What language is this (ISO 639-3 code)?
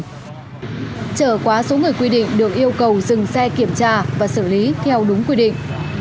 vie